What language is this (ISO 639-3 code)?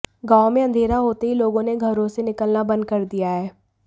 hin